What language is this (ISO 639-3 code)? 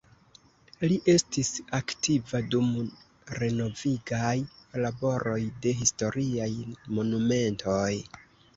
epo